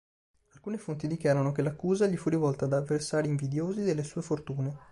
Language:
Italian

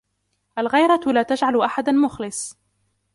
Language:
Arabic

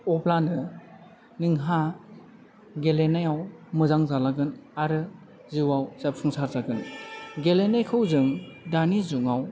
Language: Bodo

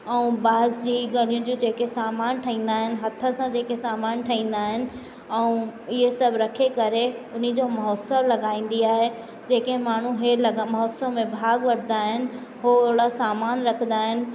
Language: Sindhi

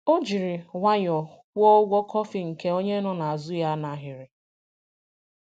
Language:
Igbo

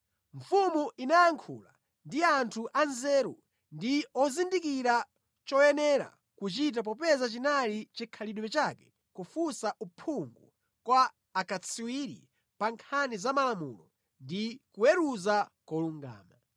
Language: Nyanja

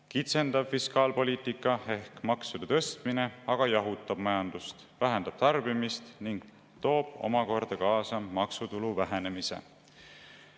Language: Estonian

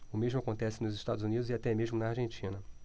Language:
Portuguese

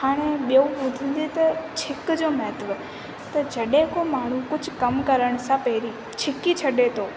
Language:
Sindhi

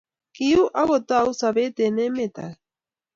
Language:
Kalenjin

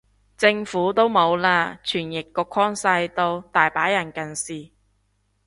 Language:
Cantonese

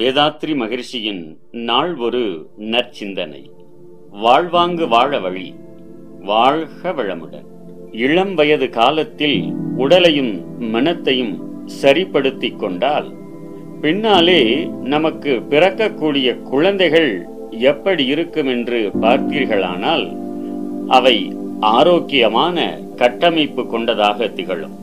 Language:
Tamil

